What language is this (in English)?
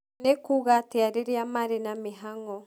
Kikuyu